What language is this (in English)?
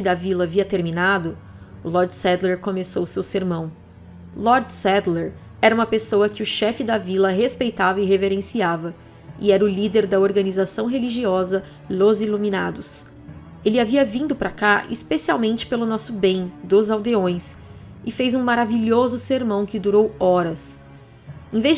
Portuguese